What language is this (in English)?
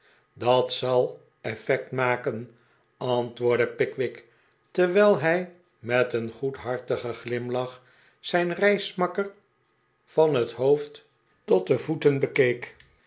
Dutch